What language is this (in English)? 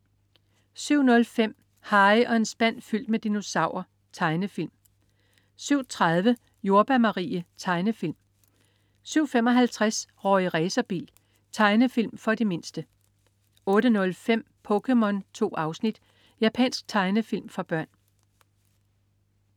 Danish